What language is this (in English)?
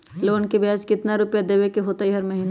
Magahi